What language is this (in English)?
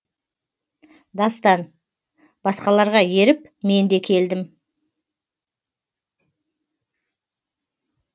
Kazakh